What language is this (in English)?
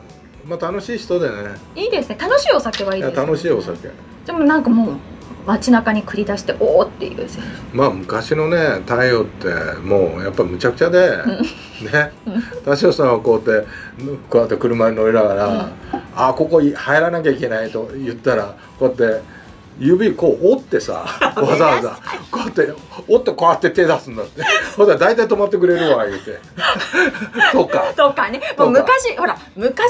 Japanese